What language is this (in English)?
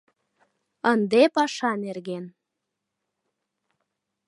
Mari